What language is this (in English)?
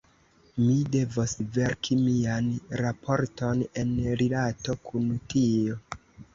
Esperanto